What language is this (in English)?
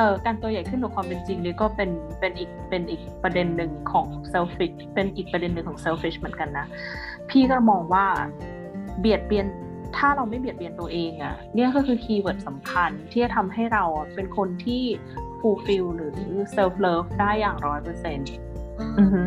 Thai